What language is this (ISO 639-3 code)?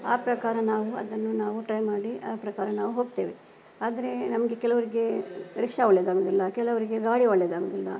kan